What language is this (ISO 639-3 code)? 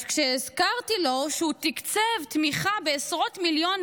heb